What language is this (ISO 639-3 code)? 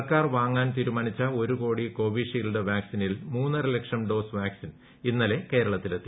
mal